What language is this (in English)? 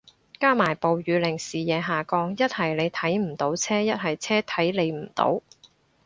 Cantonese